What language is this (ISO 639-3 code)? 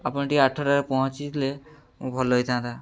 ori